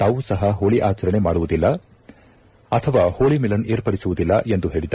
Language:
Kannada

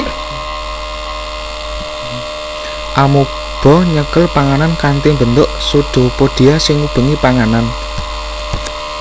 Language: Javanese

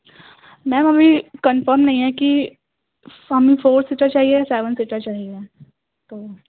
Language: Urdu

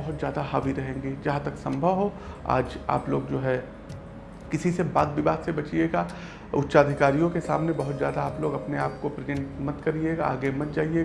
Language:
Hindi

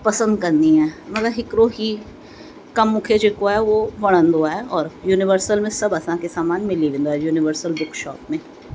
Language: Sindhi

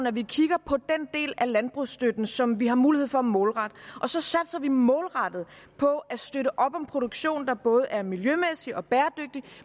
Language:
Danish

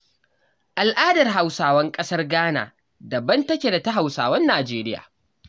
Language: Hausa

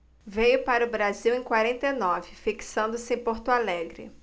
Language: Portuguese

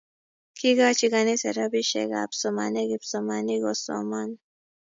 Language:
Kalenjin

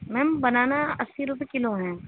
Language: Urdu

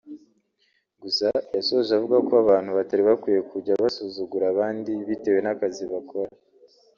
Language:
Kinyarwanda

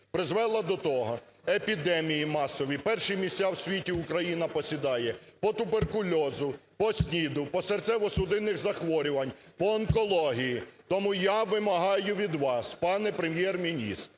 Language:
Ukrainian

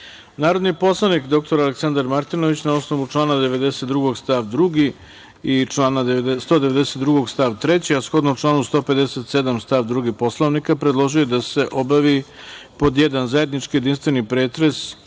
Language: Serbian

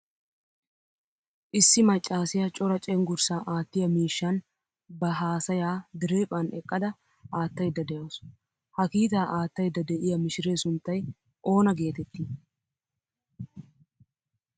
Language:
Wolaytta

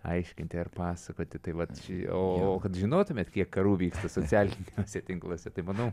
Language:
Lithuanian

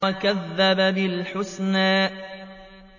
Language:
Arabic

